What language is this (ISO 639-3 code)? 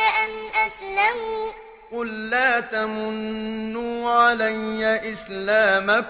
ara